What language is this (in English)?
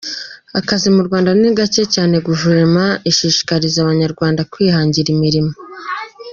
Kinyarwanda